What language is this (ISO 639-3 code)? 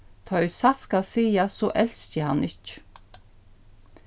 fao